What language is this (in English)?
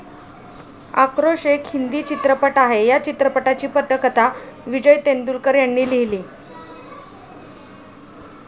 Marathi